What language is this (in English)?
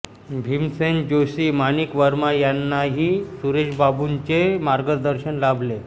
Marathi